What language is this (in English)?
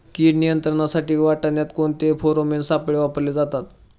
Marathi